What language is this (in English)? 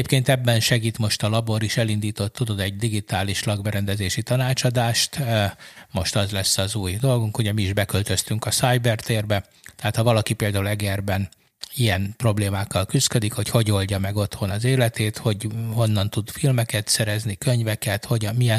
Hungarian